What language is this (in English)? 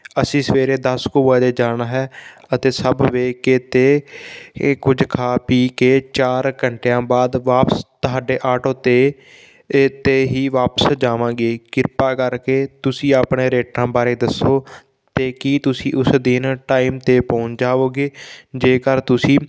Punjabi